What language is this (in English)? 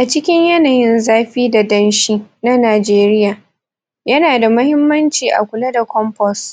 Hausa